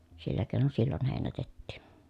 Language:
Finnish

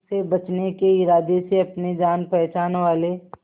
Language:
Hindi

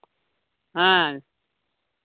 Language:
Santali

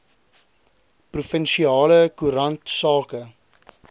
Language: Afrikaans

